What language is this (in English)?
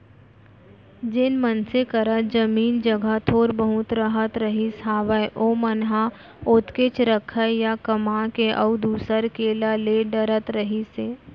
Chhattisgarhi